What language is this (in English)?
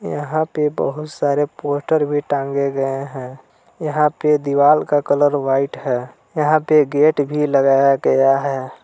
Hindi